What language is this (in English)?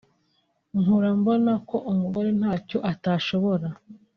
Kinyarwanda